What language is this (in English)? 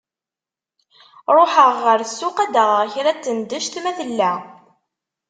Kabyle